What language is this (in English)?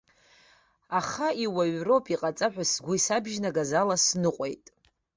Abkhazian